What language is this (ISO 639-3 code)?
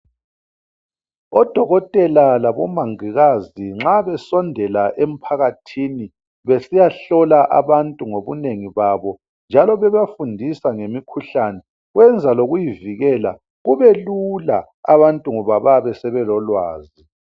nde